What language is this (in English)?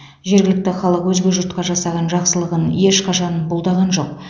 Kazakh